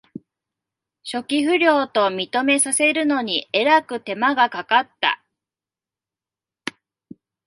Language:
Japanese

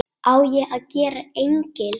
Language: Icelandic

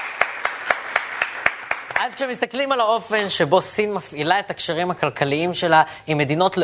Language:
Hebrew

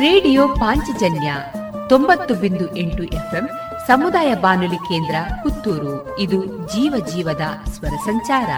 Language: Kannada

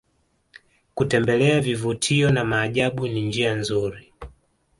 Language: Swahili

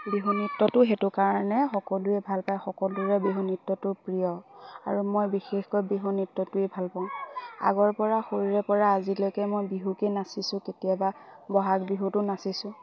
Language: Assamese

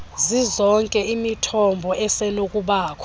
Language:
Xhosa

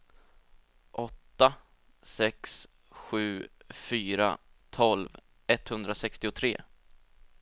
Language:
Swedish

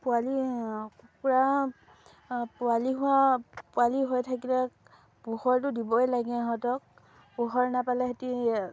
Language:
Assamese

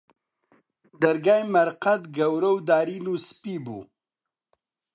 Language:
Central Kurdish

